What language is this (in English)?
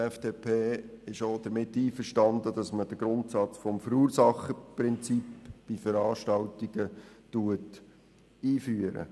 Swiss German